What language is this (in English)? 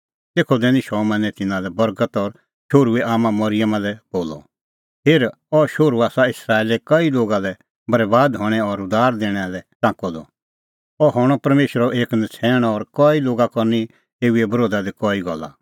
Kullu Pahari